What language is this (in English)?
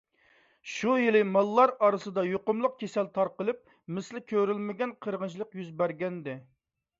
Uyghur